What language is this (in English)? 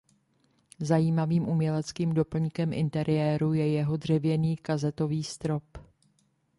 Czech